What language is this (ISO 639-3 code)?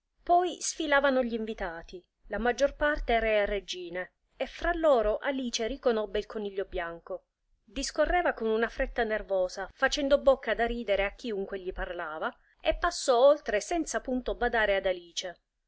ita